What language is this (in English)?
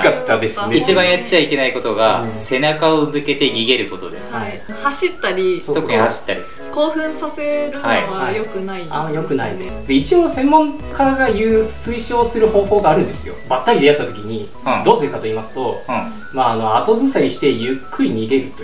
Japanese